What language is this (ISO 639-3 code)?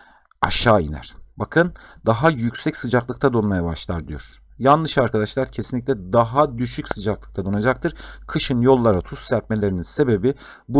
tur